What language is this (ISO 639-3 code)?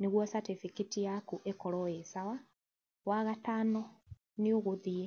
kik